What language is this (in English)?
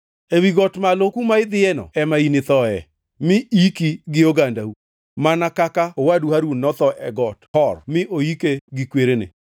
Luo (Kenya and Tanzania)